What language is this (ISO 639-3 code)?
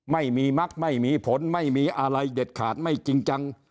tha